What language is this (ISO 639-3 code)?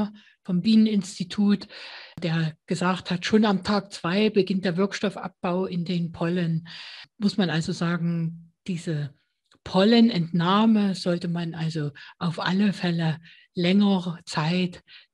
deu